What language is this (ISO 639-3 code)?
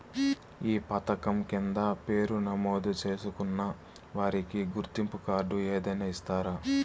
tel